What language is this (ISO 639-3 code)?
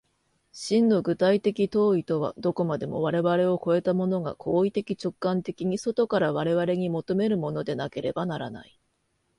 jpn